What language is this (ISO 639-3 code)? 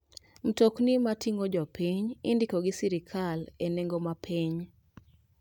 luo